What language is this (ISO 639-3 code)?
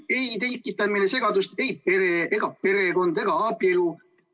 est